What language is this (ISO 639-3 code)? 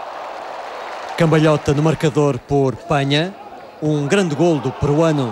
por